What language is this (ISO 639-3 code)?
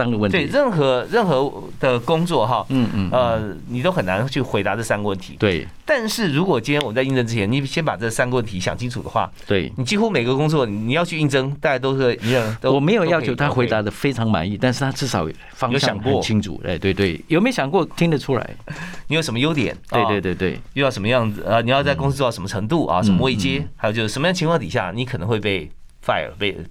zho